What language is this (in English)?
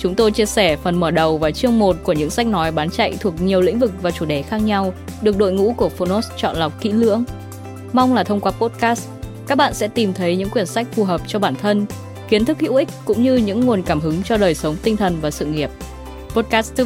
Vietnamese